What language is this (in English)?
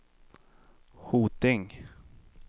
Swedish